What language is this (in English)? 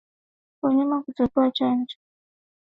Swahili